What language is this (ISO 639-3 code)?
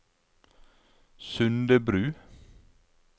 nor